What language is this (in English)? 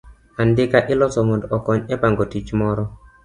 Luo (Kenya and Tanzania)